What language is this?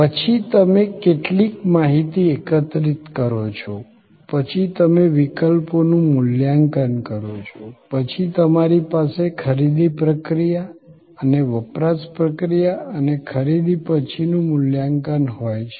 Gujarati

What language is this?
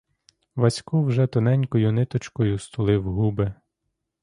Ukrainian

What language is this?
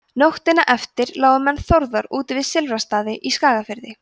Icelandic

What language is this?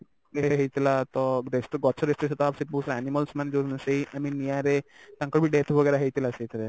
Odia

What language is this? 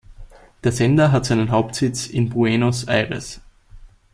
German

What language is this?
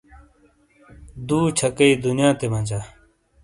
Shina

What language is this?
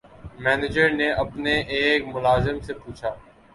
Urdu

